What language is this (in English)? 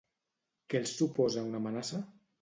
Catalan